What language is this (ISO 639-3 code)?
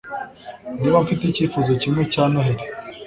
kin